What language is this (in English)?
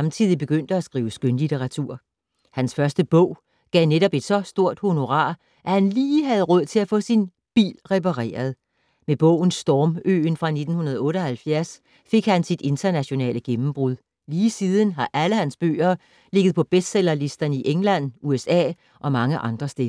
Danish